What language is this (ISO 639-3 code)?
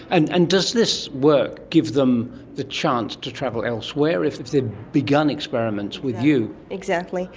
eng